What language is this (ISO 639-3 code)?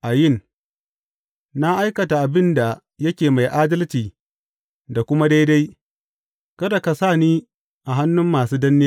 hau